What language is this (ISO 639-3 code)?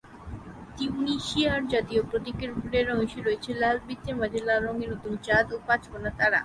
ben